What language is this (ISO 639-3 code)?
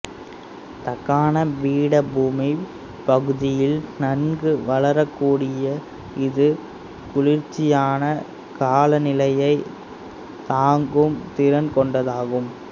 tam